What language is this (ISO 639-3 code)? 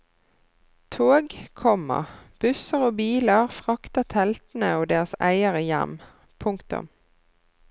nor